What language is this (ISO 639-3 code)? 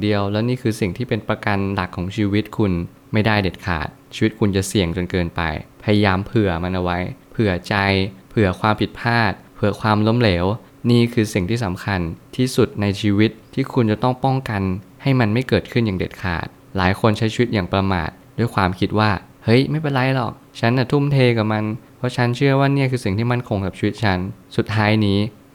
tha